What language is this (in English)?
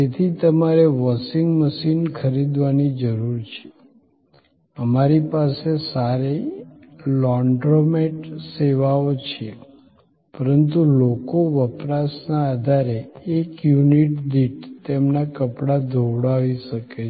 Gujarati